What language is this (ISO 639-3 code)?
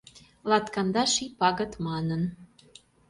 chm